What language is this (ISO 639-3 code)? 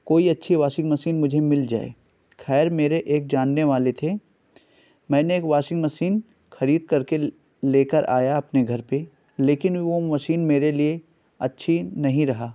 urd